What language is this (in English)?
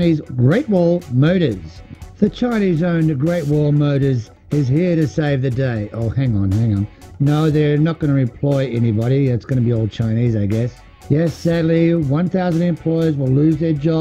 English